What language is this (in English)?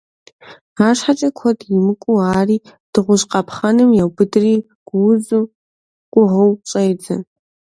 Kabardian